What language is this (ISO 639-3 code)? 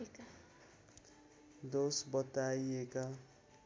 nep